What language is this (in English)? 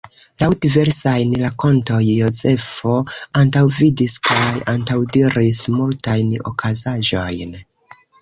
Esperanto